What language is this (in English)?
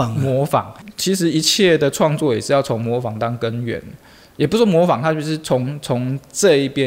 Chinese